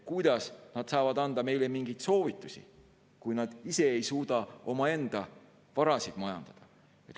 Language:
Estonian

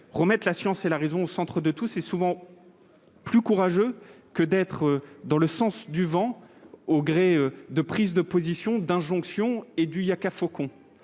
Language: French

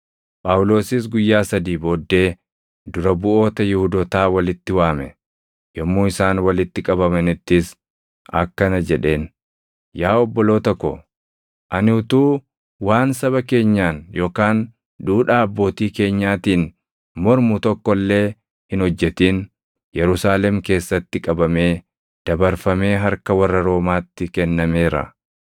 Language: Oromo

